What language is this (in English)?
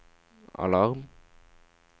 Norwegian